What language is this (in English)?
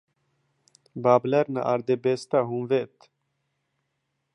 Swedish